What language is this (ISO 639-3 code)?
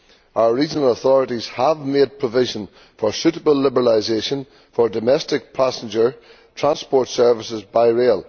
eng